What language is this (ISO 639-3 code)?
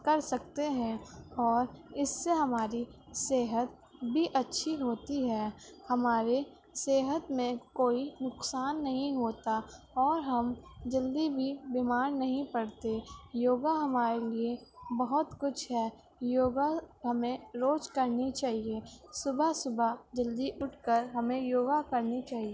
urd